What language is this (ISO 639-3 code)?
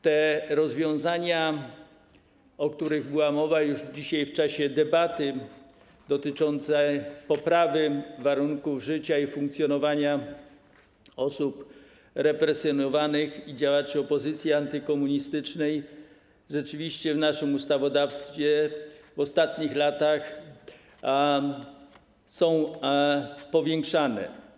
pol